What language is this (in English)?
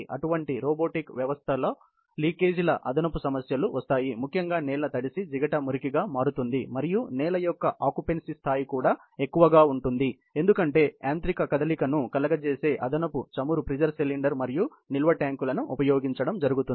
Telugu